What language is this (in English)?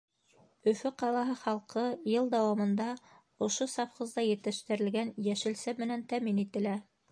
Bashkir